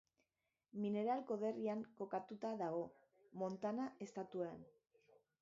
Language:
Basque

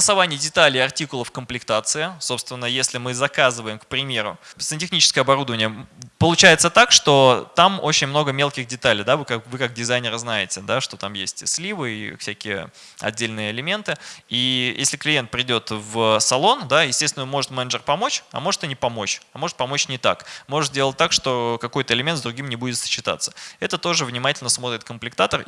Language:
Russian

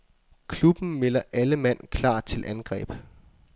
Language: Danish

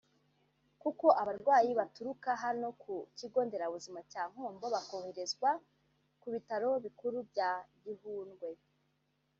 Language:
Kinyarwanda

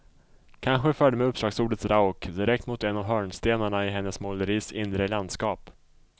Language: Swedish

